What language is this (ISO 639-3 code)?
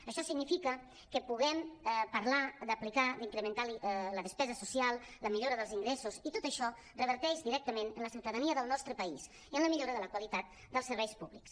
cat